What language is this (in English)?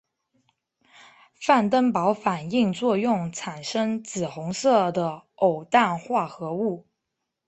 Chinese